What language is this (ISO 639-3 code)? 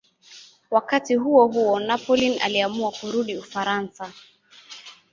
swa